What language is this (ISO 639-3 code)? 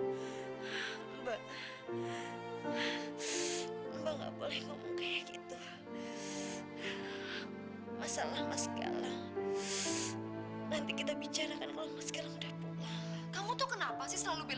ind